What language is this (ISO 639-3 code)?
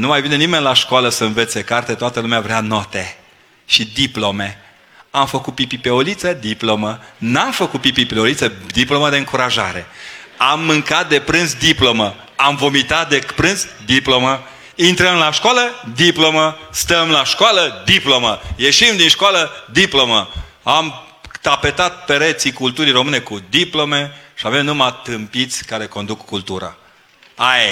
ron